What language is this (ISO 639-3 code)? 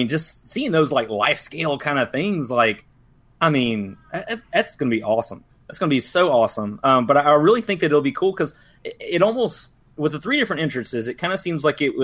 eng